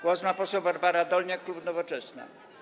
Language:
Polish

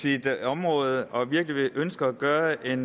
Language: Danish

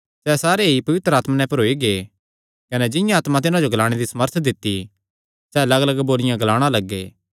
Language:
Kangri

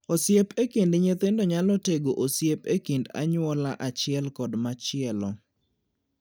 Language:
Luo (Kenya and Tanzania)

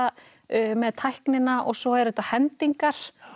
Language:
Icelandic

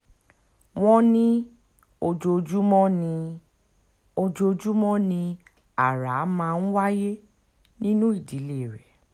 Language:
Yoruba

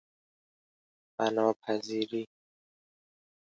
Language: Persian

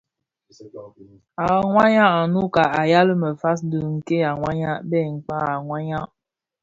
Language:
Bafia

